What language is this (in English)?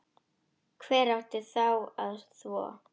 Icelandic